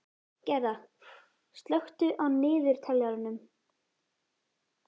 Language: Icelandic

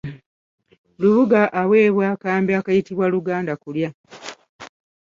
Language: Ganda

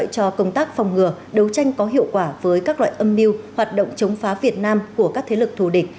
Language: Vietnamese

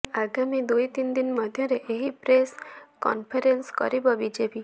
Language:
Odia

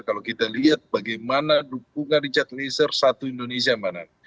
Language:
Indonesian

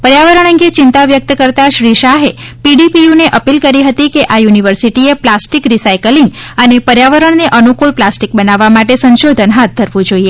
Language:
Gujarati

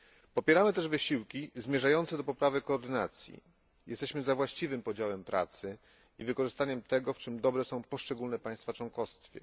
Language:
Polish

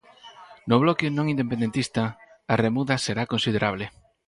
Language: Galician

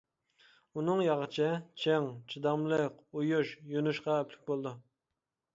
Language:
Uyghur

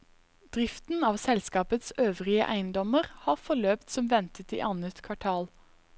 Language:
Norwegian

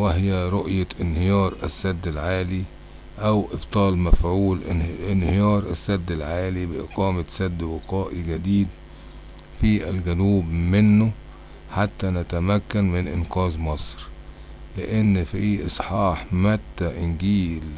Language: Arabic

